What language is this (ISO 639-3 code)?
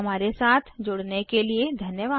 hin